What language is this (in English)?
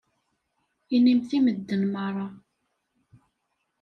Kabyle